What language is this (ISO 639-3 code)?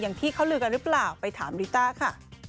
tha